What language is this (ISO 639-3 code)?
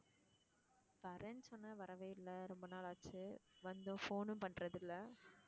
tam